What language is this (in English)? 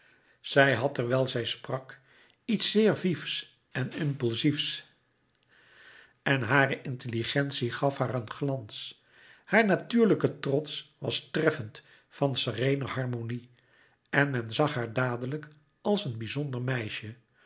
Dutch